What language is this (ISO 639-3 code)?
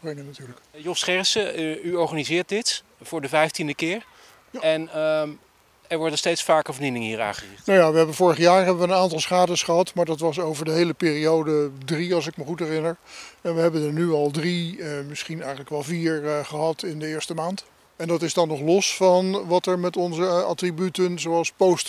nld